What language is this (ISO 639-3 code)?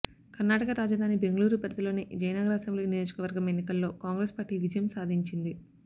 tel